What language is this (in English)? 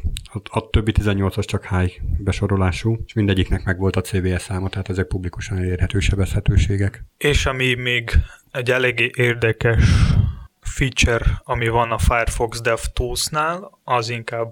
Hungarian